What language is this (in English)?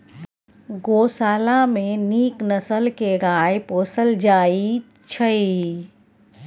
Maithili